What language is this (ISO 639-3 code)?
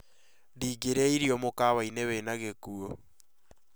kik